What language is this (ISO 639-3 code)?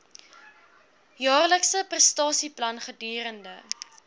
afr